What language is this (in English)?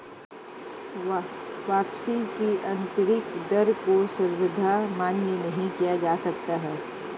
Hindi